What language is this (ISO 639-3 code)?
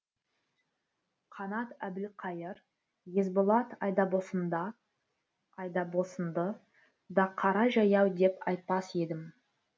kaz